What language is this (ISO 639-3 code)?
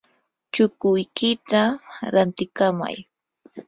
qur